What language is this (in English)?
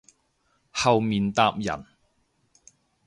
Cantonese